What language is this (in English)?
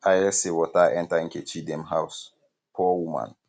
Nigerian Pidgin